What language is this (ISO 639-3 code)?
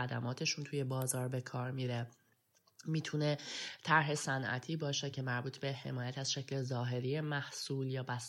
fas